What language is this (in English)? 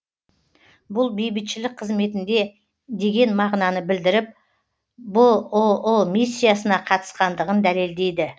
Kazakh